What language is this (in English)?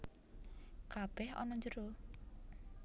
Javanese